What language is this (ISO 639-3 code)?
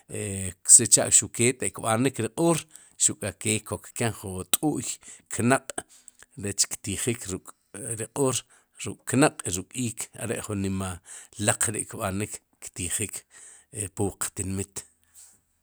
qum